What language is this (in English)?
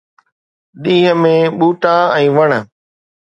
Sindhi